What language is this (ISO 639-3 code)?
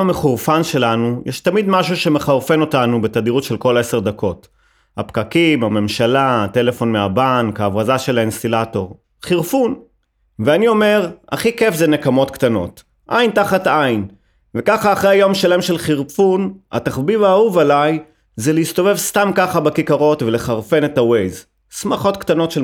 heb